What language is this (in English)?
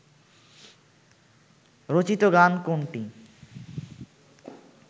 Bangla